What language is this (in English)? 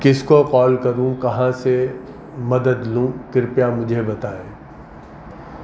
Urdu